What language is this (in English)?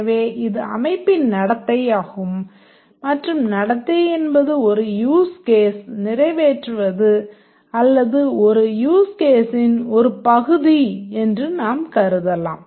Tamil